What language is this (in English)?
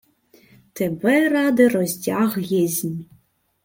Ukrainian